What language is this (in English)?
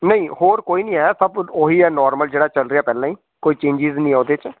Punjabi